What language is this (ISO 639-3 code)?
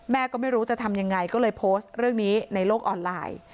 tha